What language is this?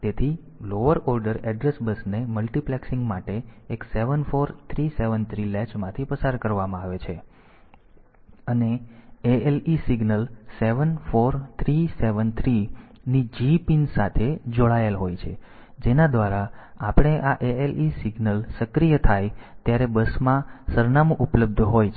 Gujarati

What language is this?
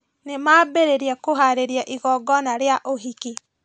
Kikuyu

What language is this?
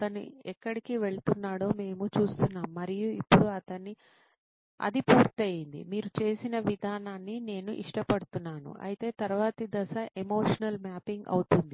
Telugu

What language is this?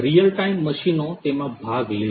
Gujarati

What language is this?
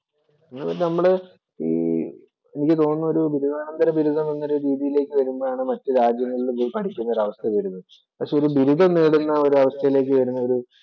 Malayalam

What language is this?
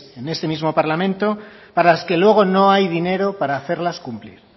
Spanish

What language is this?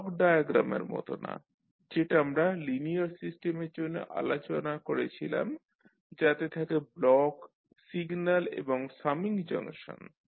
Bangla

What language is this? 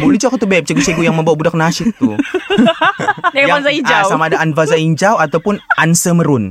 Malay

